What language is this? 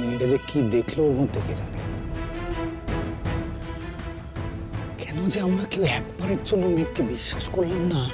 Bangla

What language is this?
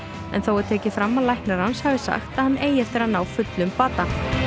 Icelandic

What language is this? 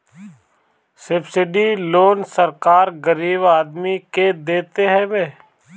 Bhojpuri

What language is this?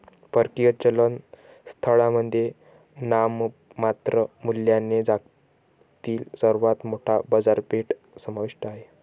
Marathi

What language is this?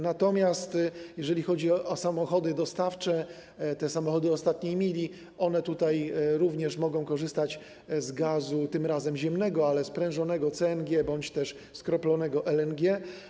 Polish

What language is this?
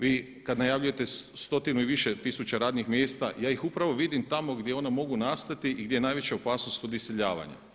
Croatian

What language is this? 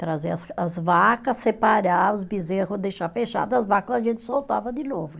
Portuguese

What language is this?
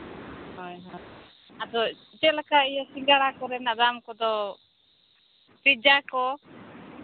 Santali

